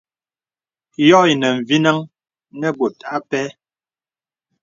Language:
Bebele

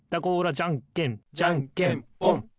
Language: Japanese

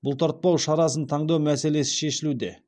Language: Kazakh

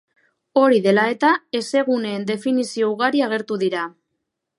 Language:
Basque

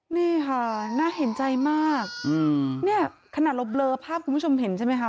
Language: Thai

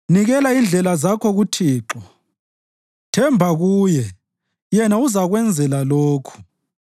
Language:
North Ndebele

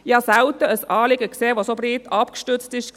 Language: Swiss German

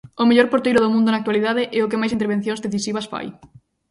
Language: Galician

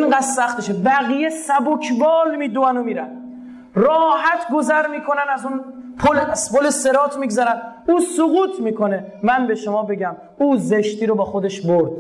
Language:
Persian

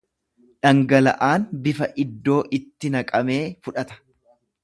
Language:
Oromo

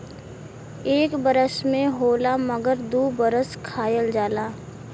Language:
Bhojpuri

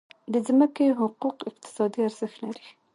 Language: Pashto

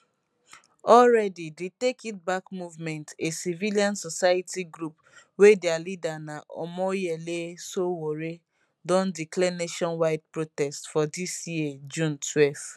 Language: Nigerian Pidgin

